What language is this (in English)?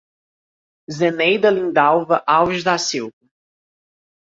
Portuguese